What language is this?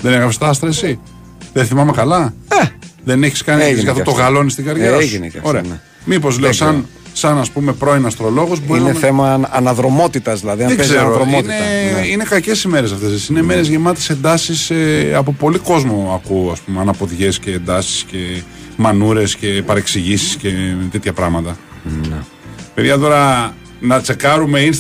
Greek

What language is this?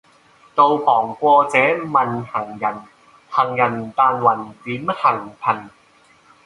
Cantonese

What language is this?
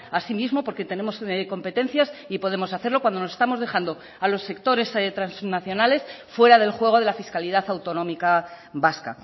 Spanish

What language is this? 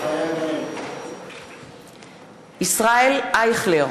Hebrew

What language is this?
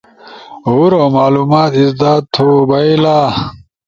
Ushojo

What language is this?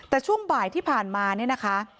Thai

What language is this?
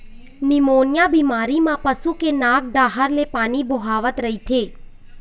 Chhattisgarhi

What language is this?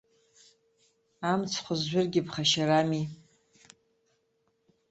Abkhazian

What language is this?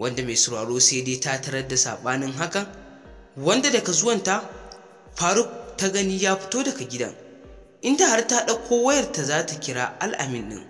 Arabic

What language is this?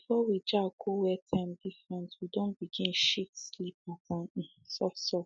Nigerian Pidgin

